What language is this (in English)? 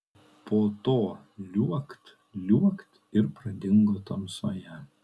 Lithuanian